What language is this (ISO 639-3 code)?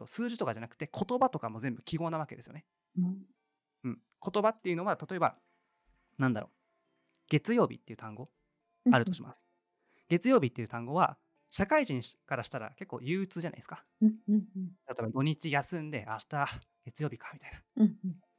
jpn